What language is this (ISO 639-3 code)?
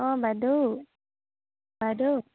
asm